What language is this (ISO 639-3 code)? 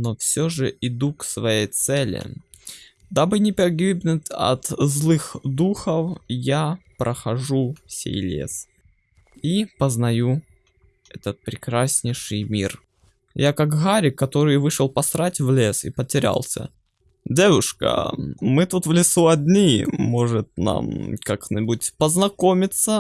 rus